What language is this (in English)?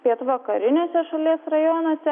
Lithuanian